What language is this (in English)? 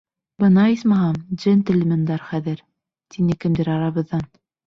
Bashkir